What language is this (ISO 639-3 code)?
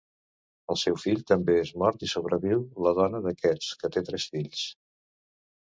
cat